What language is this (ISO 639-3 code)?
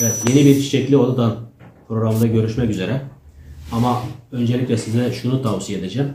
tur